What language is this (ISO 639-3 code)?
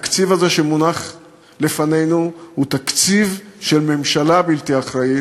heb